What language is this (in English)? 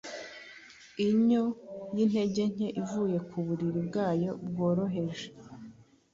Kinyarwanda